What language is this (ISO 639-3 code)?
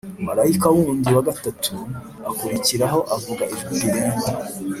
kin